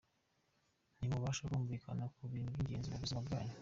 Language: Kinyarwanda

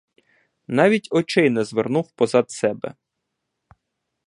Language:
Ukrainian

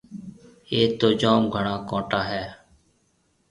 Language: Marwari (Pakistan)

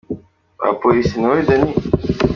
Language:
Kinyarwanda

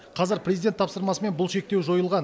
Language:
Kazakh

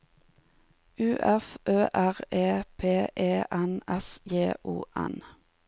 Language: Norwegian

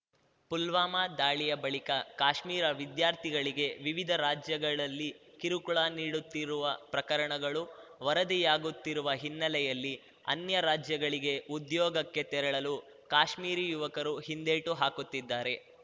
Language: Kannada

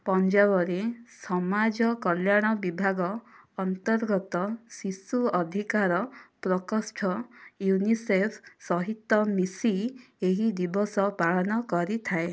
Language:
Odia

